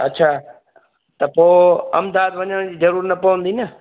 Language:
Sindhi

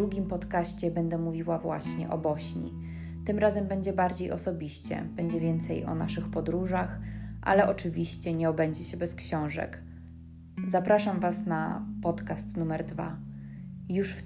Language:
Polish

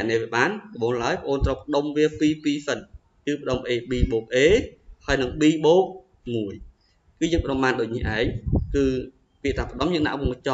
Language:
Vietnamese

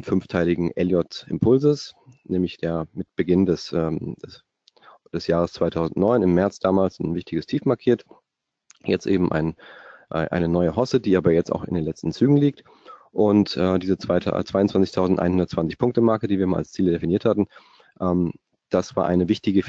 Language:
German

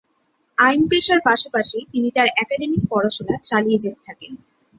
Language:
Bangla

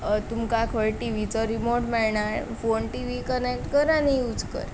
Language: Konkani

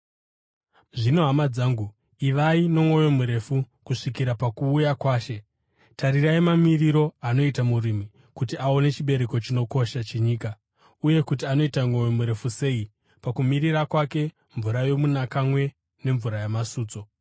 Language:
Shona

